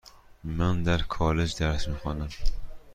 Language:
Persian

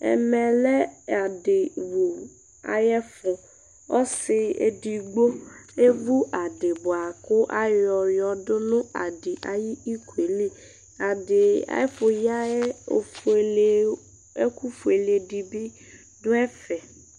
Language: Ikposo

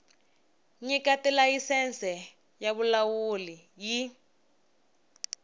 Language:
Tsonga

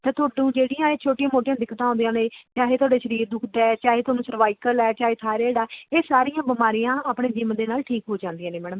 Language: Punjabi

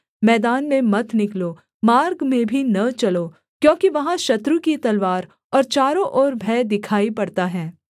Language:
Hindi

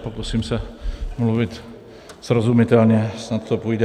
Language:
Czech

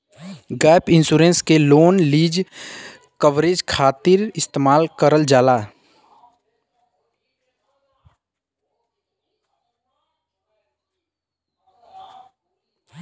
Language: Bhojpuri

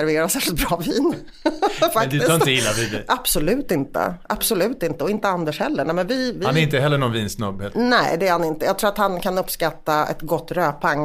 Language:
Swedish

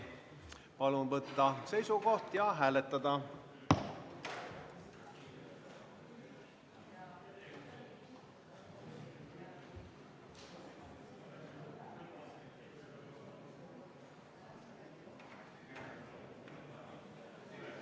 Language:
Estonian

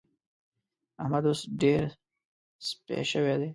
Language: Pashto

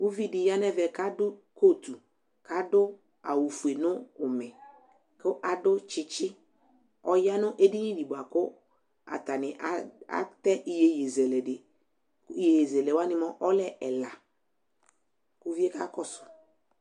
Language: Ikposo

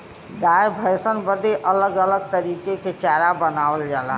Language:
Bhojpuri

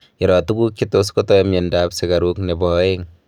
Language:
Kalenjin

